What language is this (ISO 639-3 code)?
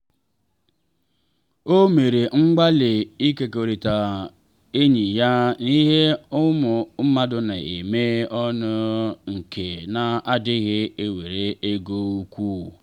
ibo